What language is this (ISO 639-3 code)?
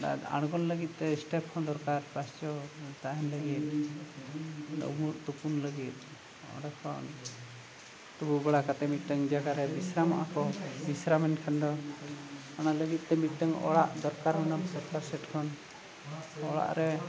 sat